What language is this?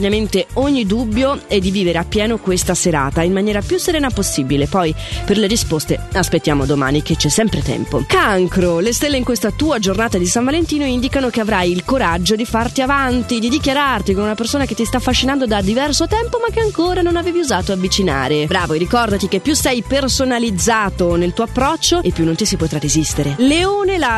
Italian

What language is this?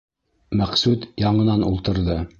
Bashkir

